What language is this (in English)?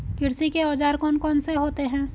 Hindi